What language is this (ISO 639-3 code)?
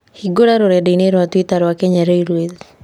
kik